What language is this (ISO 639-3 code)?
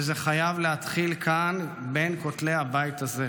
heb